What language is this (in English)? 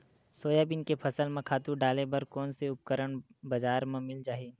Chhattisgarhi